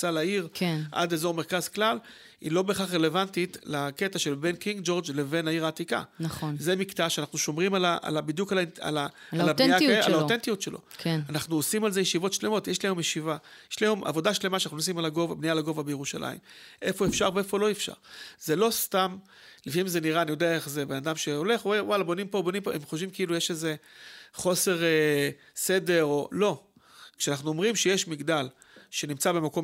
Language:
Hebrew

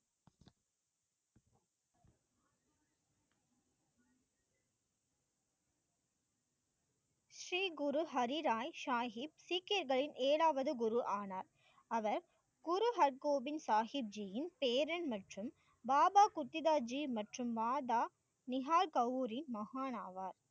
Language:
Tamil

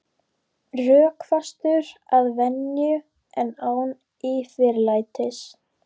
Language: Icelandic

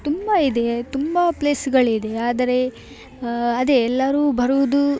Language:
Kannada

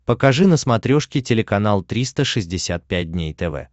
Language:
Russian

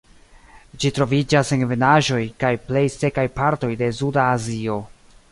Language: Esperanto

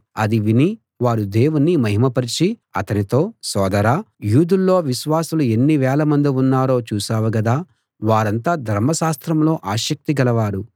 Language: Telugu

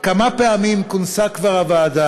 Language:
Hebrew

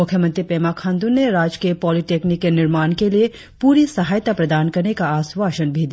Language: Hindi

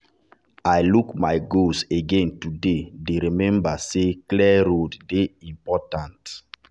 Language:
Nigerian Pidgin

